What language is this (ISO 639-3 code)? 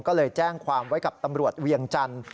tha